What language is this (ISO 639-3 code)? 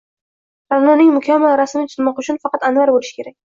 uzb